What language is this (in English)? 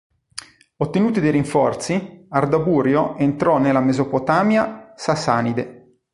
Italian